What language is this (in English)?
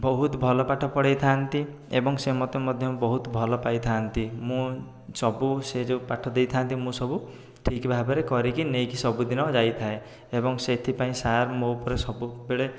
Odia